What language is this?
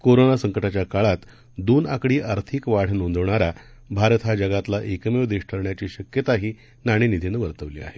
Marathi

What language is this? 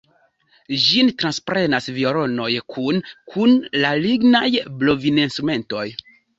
Esperanto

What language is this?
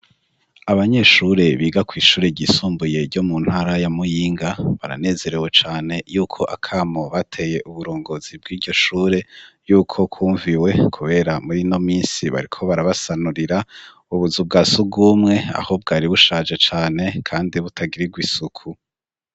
Rundi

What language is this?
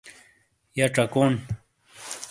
Shina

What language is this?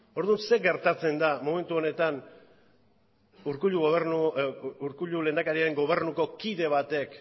Basque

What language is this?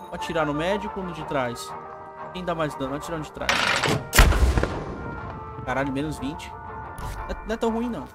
Portuguese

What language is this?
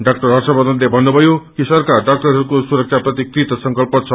Nepali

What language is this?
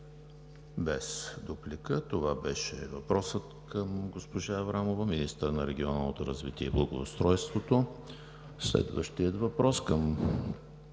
Bulgarian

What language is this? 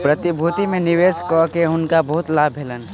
Maithili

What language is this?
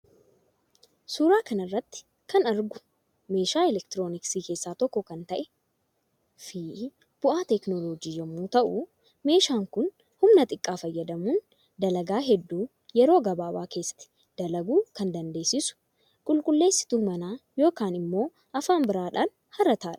Oromo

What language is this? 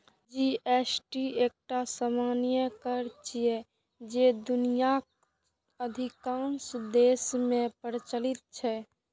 Maithili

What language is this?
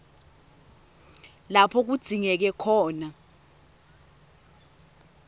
Swati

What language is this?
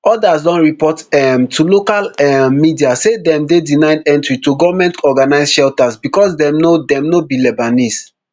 Nigerian Pidgin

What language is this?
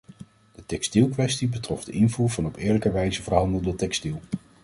Dutch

